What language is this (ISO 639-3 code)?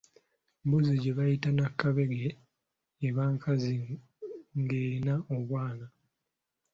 lug